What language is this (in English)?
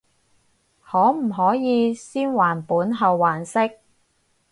Cantonese